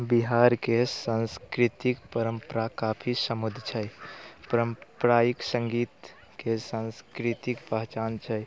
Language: Maithili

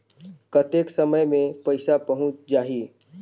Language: Chhattisgarhi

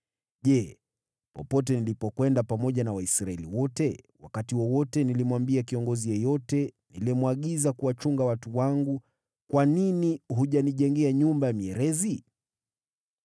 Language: Swahili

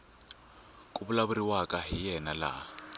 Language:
Tsonga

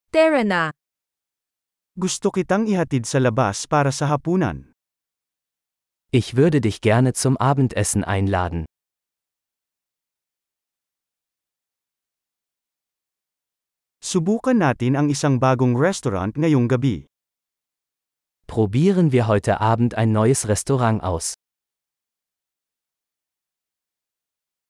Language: Filipino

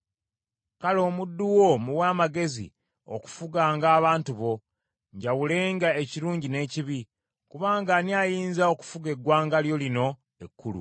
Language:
Ganda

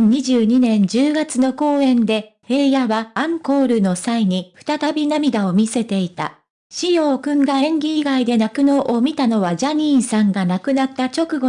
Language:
Japanese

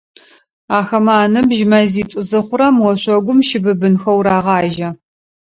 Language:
Adyghe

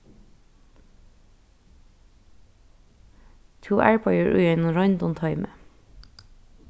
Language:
Faroese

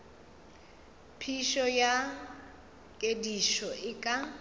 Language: Northern Sotho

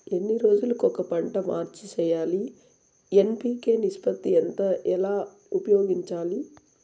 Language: Telugu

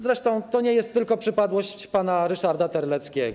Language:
Polish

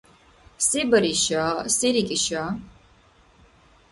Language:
Dargwa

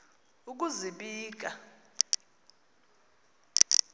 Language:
Xhosa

